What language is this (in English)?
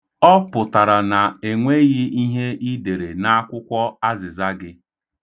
Igbo